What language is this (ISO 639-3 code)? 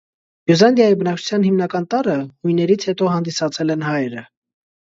hye